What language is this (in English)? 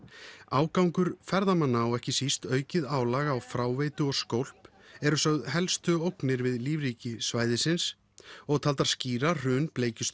Icelandic